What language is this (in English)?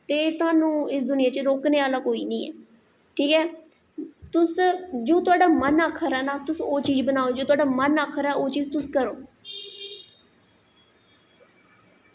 Dogri